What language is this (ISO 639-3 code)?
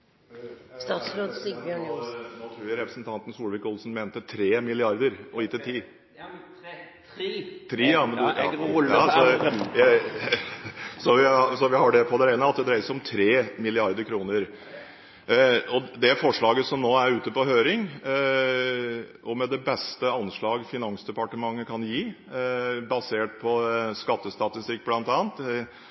nor